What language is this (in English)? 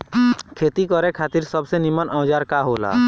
Bhojpuri